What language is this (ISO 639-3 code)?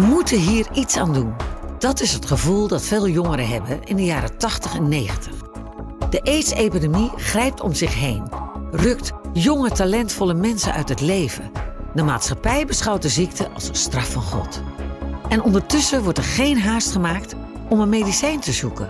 nld